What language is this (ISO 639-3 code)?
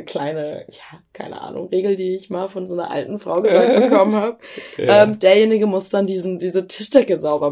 deu